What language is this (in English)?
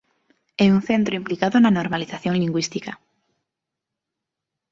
Galician